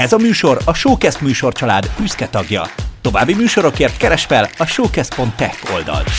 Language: Hungarian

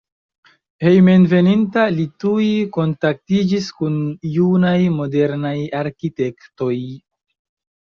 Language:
Esperanto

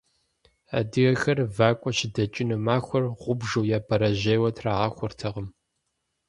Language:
Kabardian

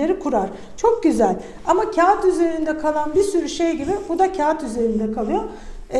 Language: Turkish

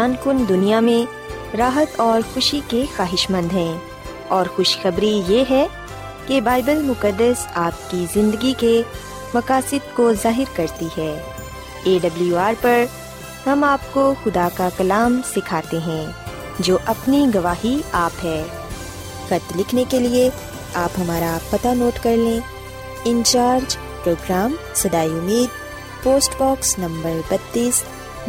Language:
Urdu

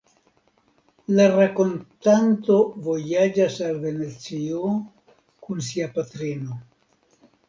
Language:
Esperanto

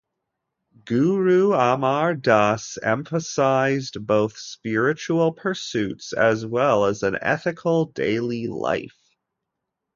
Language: English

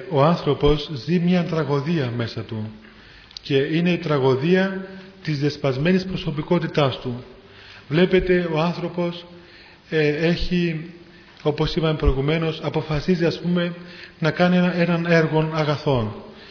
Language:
Greek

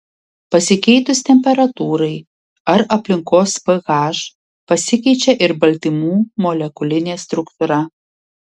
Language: Lithuanian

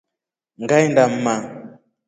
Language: Rombo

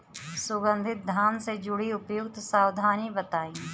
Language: Bhojpuri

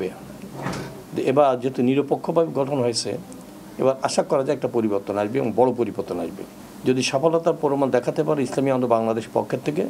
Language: Bangla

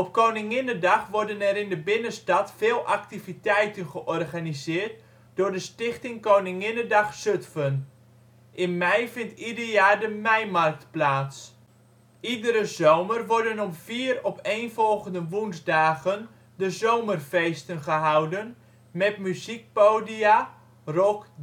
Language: Dutch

